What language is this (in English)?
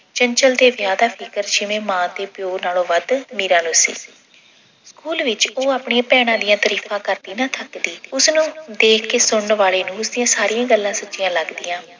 Punjabi